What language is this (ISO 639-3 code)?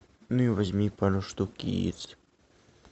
rus